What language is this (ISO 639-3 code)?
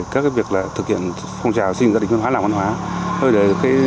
vie